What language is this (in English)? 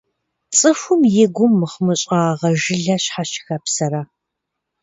Kabardian